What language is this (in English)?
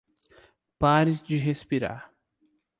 Portuguese